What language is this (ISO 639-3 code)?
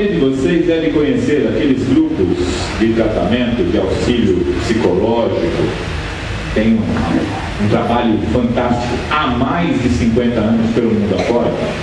por